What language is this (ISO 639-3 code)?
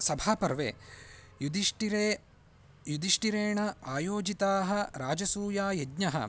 san